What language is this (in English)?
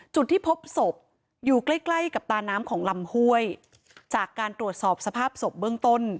Thai